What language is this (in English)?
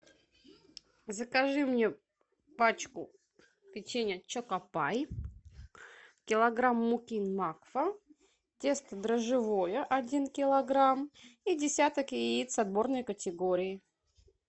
Russian